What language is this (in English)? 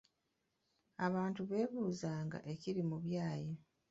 Ganda